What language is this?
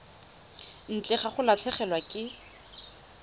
Tswana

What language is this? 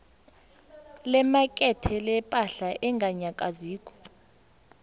South Ndebele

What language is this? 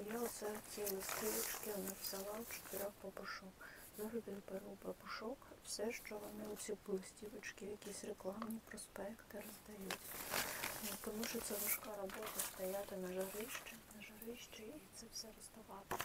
Ukrainian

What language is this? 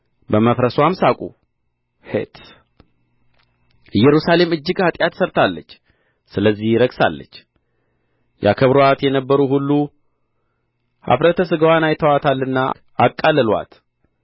Amharic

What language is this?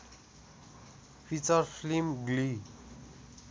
Nepali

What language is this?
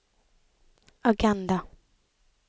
Norwegian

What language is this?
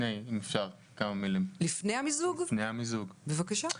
Hebrew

